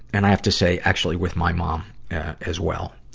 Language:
English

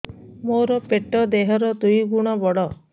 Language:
Odia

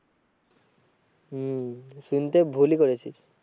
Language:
Bangla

